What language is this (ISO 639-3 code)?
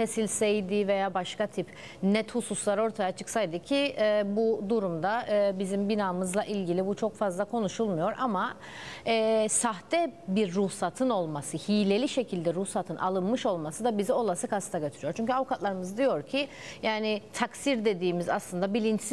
tur